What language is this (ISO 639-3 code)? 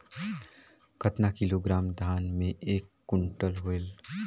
hne